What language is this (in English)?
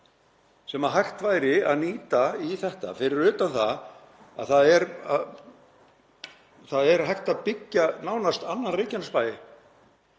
Icelandic